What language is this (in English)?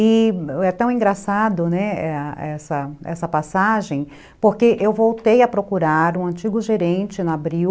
Portuguese